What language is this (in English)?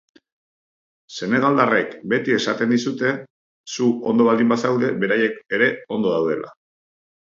Basque